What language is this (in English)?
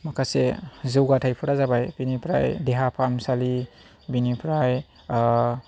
Bodo